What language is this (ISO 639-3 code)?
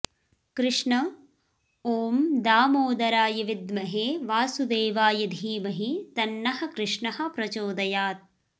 san